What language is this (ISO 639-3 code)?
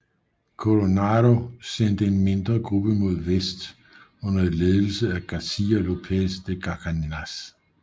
dan